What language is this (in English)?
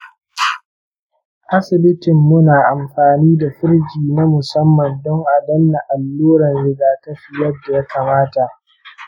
Hausa